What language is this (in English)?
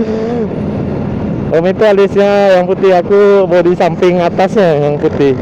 Indonesian